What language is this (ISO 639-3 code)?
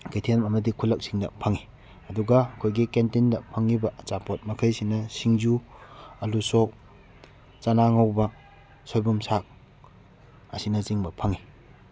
mni